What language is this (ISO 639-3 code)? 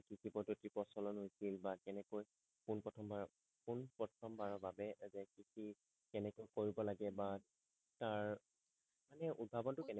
asm